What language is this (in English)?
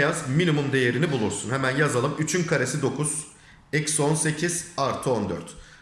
Turkish